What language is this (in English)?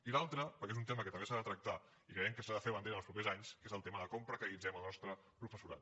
Catalan